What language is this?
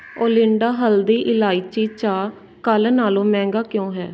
Punjabi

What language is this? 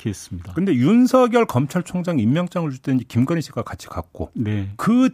Korean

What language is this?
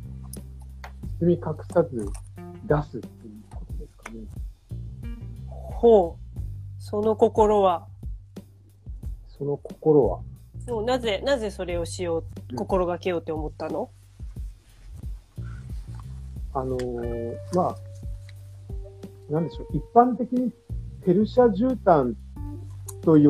Japanese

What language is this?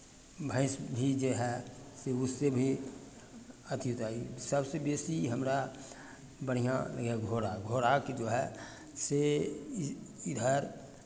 Maithili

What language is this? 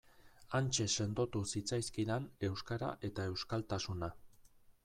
Basque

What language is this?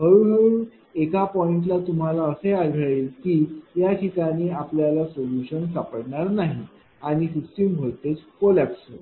Marathi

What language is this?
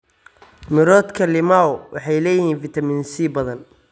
Somali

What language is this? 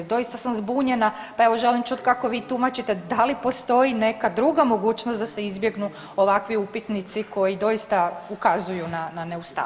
Croatian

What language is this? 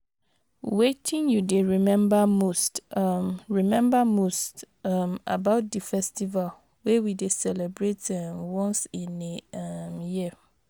Nigerian Pidgin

